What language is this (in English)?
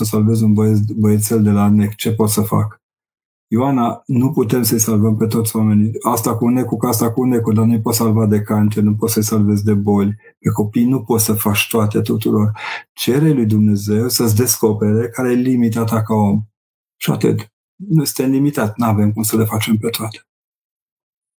Romanian